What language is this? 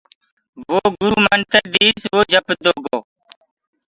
Gurgula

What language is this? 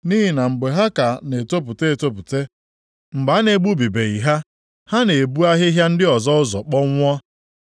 Igbo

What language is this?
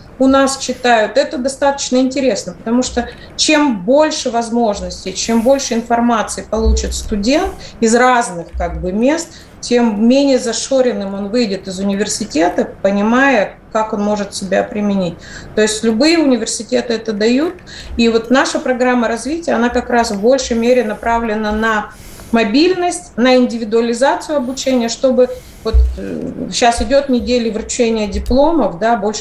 Russian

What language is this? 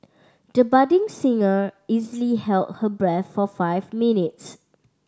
English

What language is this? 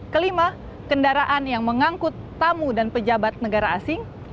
Indonesian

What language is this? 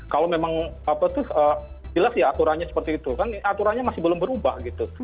Indonesian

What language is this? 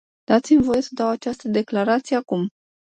Romanian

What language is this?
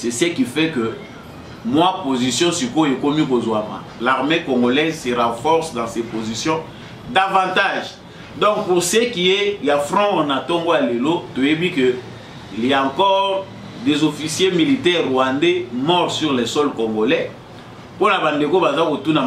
French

